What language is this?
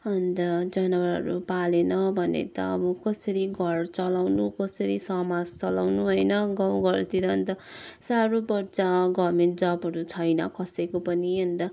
Nepali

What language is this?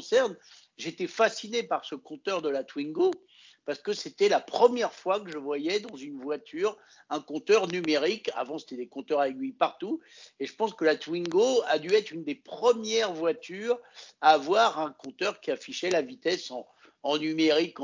French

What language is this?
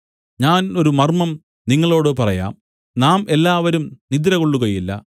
Malayalam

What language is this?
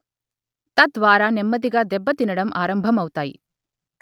Telugu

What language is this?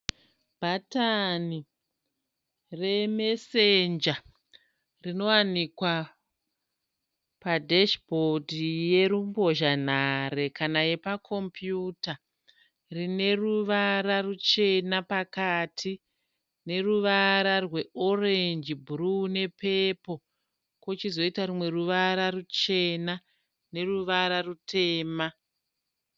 Shona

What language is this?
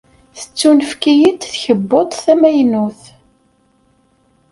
Kabyle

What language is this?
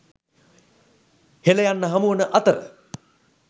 Sinhala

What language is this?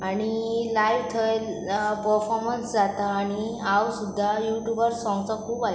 Konkani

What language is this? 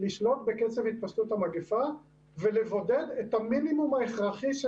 Hebrew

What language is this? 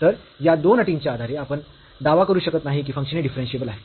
Marathi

